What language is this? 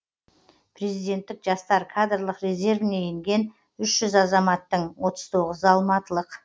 Kazakh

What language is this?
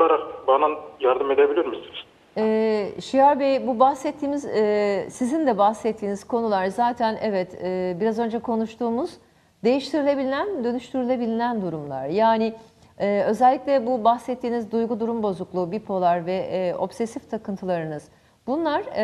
Turkish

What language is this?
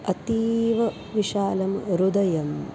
Sanskrit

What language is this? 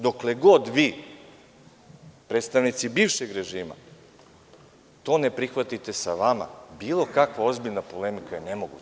Serbian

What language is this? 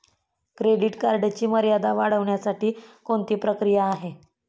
Marathi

